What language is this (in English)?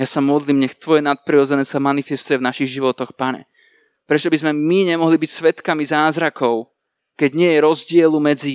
Slovak